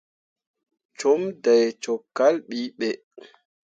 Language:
Mundang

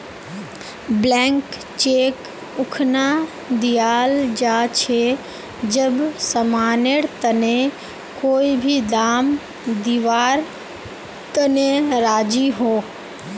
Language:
Magahi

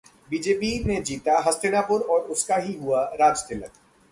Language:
Hindi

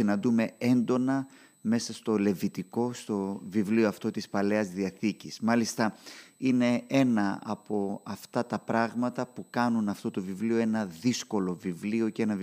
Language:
Greek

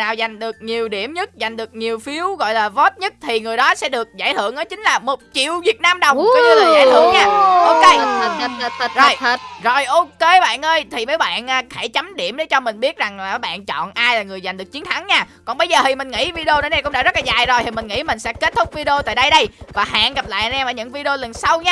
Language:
Vietnamese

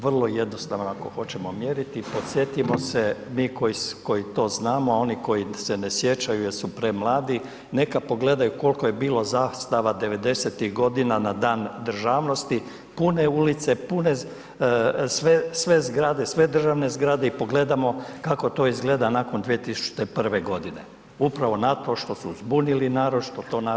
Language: Croatian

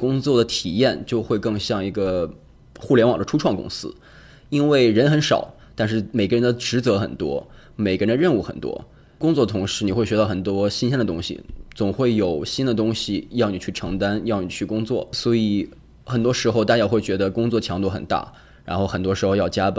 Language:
Chinese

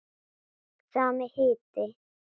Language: Icelandic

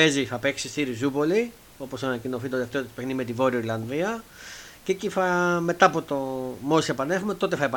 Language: Greek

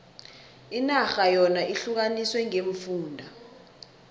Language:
South Ndebele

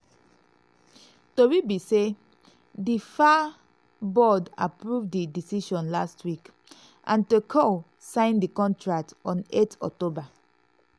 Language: Nigerian Pidgin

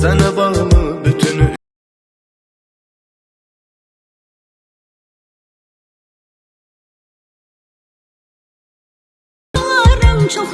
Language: Turkish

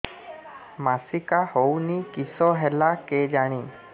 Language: Odia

